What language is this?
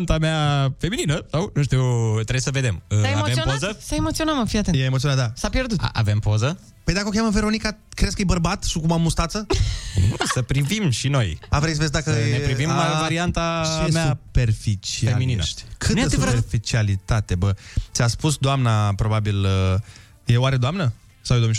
Romanian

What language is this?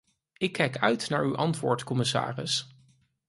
Dutch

